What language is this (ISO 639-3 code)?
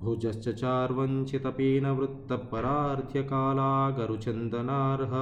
tel